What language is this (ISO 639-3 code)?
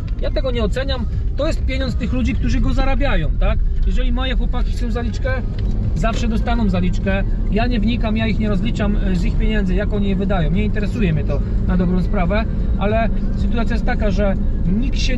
pol